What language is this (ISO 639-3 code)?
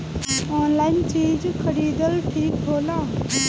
bho